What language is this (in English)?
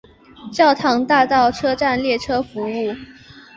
Chinese